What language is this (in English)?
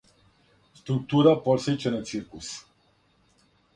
Serbian